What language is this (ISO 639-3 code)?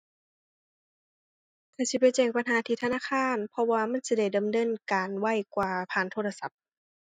tha